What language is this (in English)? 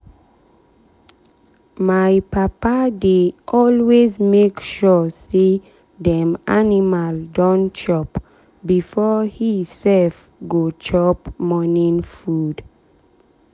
Nigerian Pidgin